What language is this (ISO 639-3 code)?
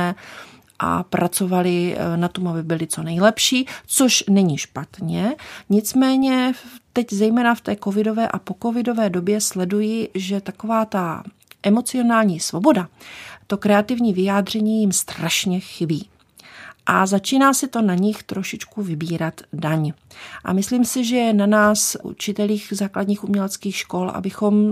ces